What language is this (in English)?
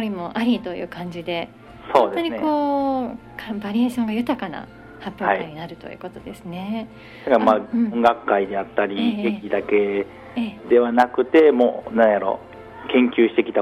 Japanese